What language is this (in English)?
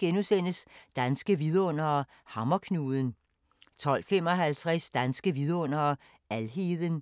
Danish